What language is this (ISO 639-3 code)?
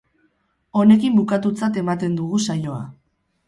eus